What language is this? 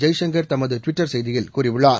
Tamil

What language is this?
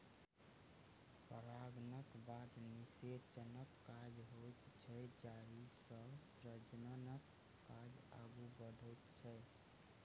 Maithili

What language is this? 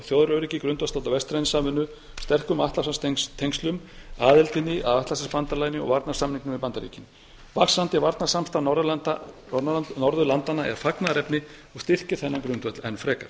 Icelandic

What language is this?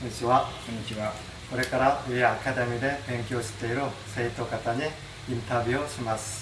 Japanese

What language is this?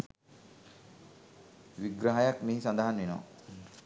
Sinhala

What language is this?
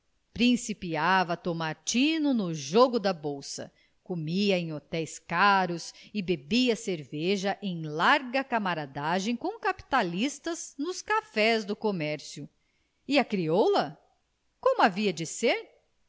Portuguese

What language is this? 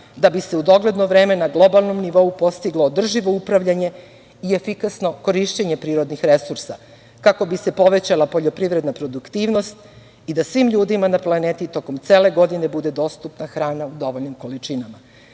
Serbian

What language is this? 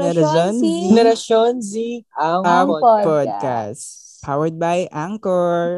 Filipino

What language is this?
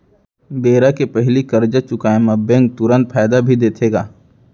Chhattisgarhi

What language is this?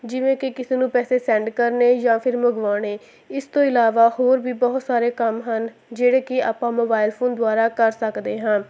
Punjabi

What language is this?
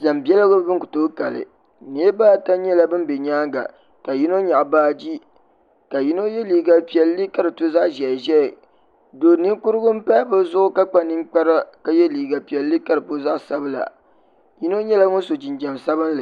Dagbani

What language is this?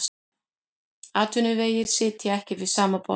Icelandic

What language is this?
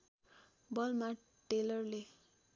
Nepali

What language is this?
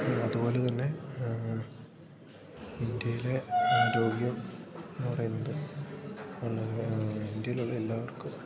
Malayalam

